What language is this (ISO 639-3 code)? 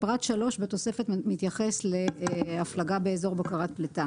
heb